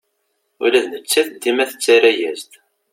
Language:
Kabyle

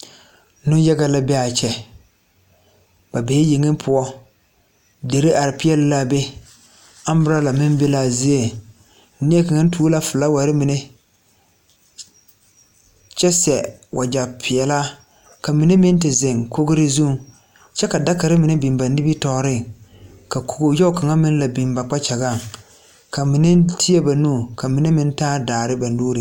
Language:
Southern Dagaare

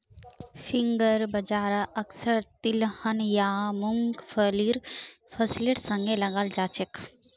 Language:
Magahi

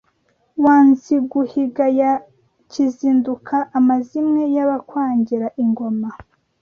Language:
Kinyarwanda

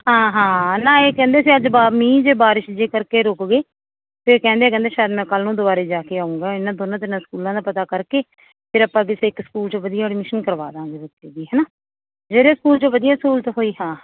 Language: Punjabi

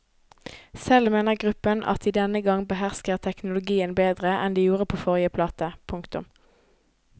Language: Norwegian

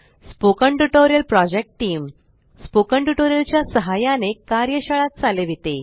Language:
Marathi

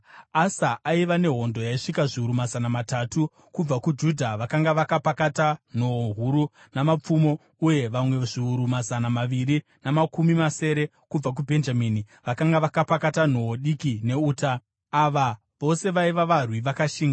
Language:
Shona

